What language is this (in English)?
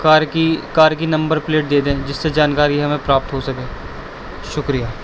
Urdu